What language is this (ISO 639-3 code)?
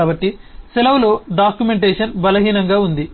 tel